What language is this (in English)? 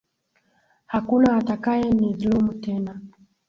Swahili